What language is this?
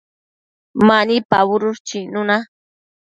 Matsés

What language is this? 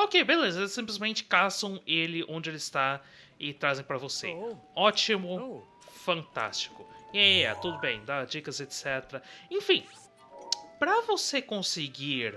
Portuguese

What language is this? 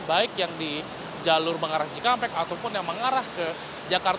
Indonesian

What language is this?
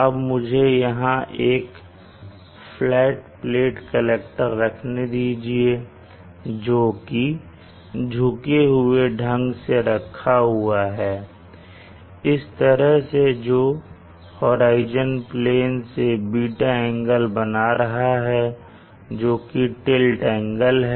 Hindi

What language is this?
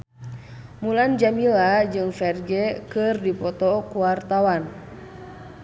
Sundanese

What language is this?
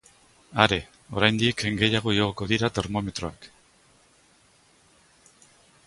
Basque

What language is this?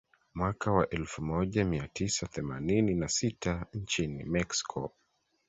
Swahili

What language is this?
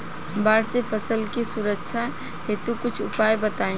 Bhojpuri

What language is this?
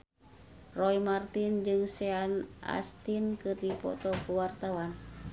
Sundanese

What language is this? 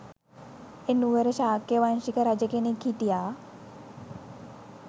Sinhala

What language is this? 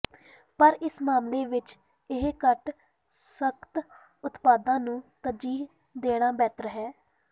Punjabi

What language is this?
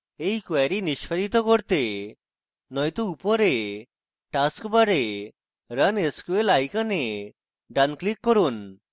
Bangla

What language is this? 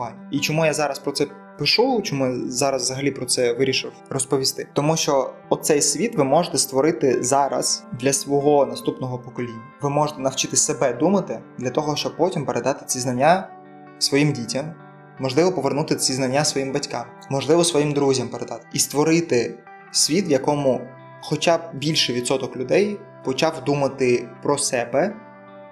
Ukrainian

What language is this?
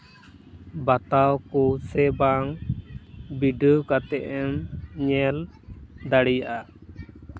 Santali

